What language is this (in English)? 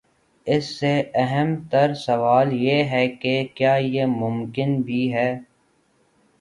Urdu